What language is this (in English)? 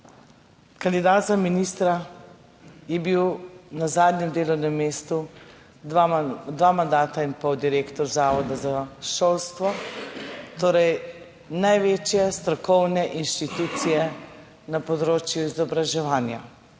Slovenian